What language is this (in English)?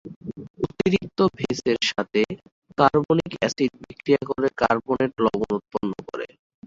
Bangla